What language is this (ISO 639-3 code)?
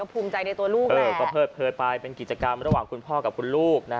tha